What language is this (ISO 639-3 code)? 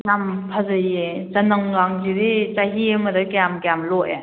mni